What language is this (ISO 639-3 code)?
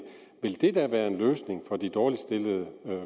dan